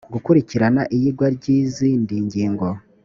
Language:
Kinyarwanda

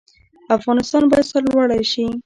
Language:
Pashto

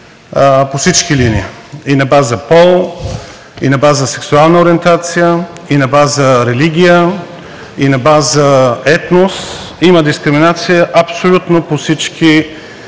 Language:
Bulgarian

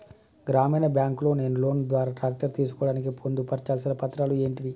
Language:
Telugu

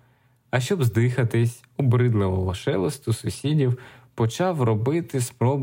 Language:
Ukrainian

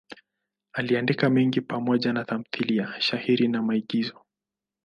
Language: Swahili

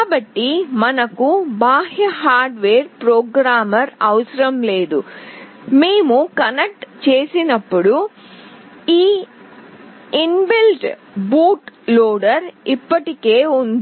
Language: Telugu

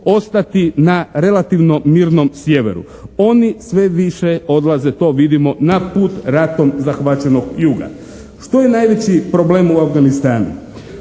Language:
Croatian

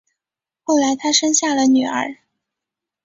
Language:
Chinese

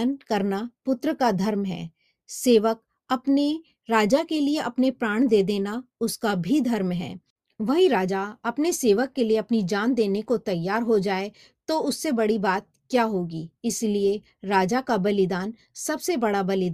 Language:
Hindi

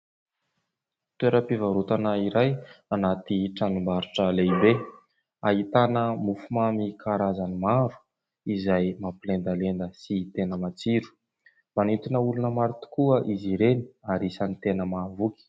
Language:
Malagasy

